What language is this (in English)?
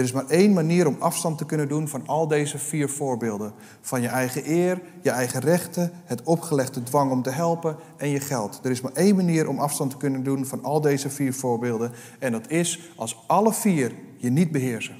Dutch